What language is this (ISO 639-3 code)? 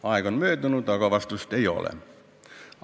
est